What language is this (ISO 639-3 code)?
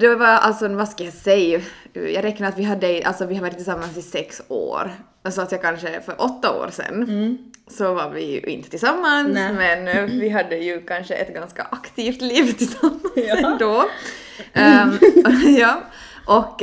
swe